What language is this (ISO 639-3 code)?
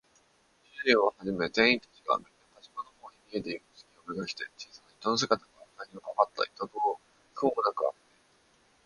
jpn